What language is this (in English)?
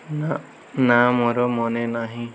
Odia